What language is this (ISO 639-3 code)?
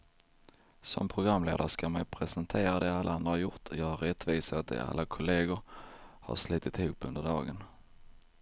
swe